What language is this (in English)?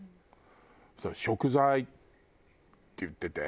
Japanese